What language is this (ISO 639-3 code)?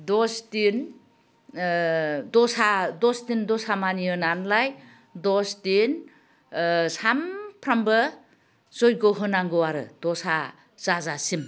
brx